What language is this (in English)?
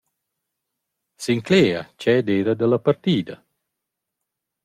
Romansh